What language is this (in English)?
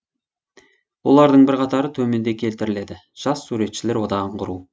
Kazakh